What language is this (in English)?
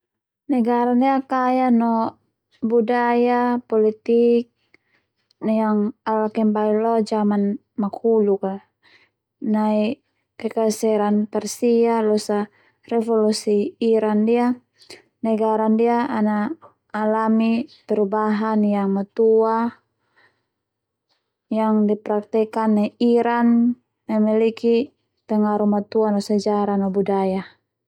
Termanu